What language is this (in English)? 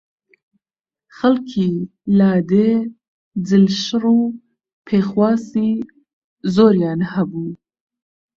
Central Kurdish